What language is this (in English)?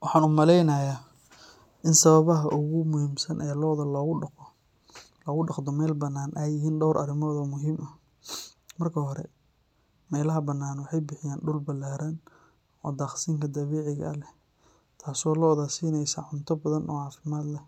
Somali